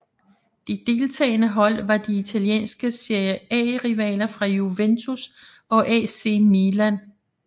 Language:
Danish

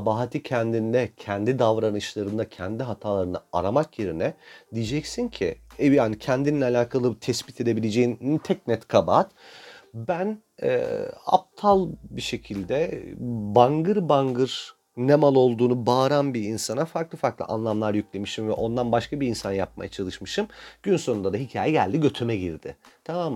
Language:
Turkish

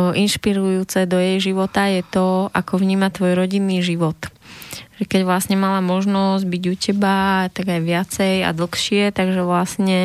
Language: Slovak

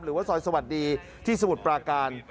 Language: Thai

